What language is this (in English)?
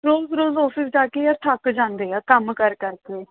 Punjabi